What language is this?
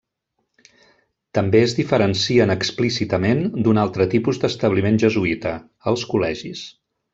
Catalan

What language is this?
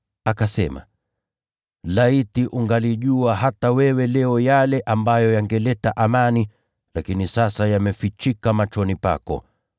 Swahili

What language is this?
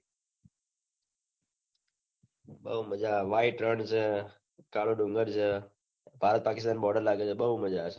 Gujarati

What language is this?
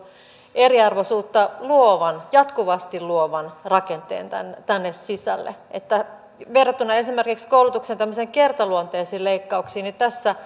Finnish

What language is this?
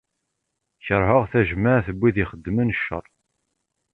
Kabyle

